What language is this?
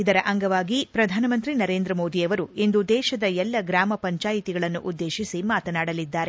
Kannada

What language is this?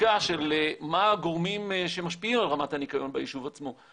Hebrew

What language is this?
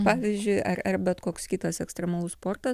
Lithuanian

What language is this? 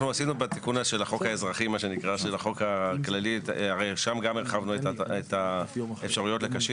Hebrew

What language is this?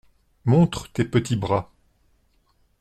French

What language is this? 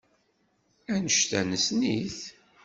Kabyle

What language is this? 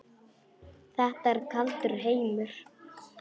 Icelandic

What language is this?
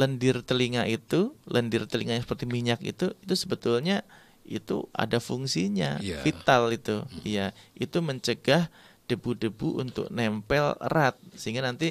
Indonesian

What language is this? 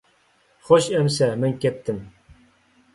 Uyghur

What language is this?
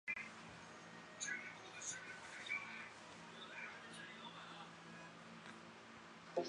Chinese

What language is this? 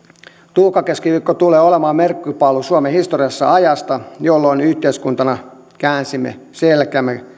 Finnish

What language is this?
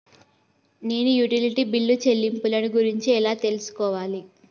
Telugu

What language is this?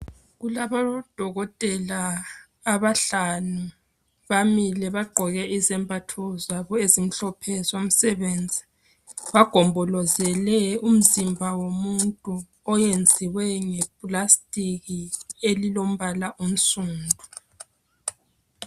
North Ndebele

